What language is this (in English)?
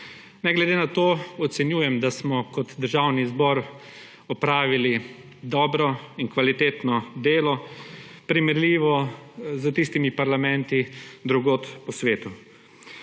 Slovenian